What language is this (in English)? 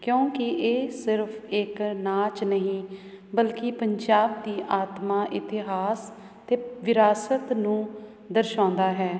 Punjabi